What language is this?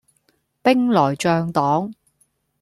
Cantonese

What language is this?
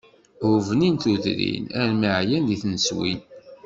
Kabyle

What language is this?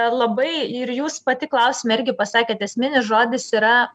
Lithuanian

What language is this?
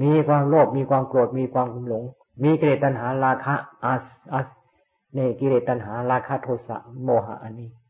Thai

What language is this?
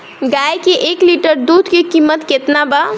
Bhojpuri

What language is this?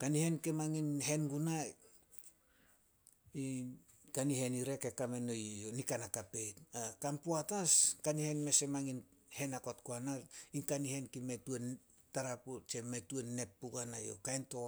Solos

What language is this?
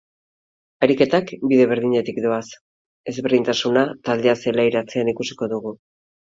Basque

